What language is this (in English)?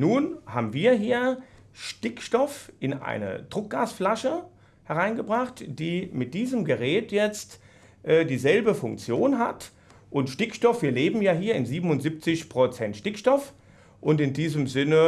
German